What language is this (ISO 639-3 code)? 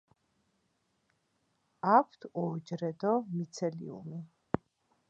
kat